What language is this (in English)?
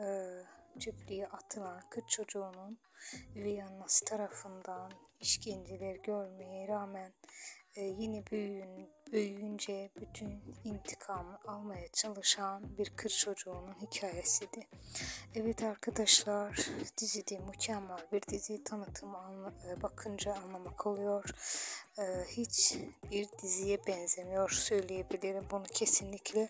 Turkish